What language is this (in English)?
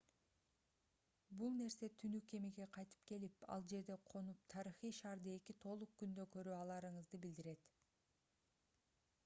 Kyrgyz